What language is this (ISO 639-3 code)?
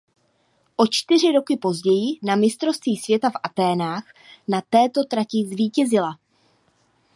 ces